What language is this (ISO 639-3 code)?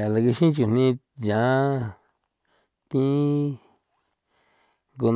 pow